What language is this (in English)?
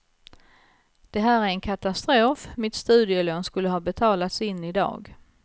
Swedish